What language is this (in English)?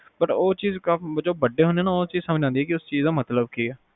Punjabi